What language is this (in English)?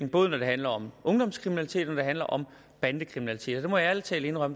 Danish